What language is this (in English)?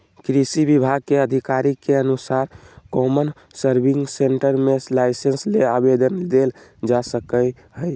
Magahi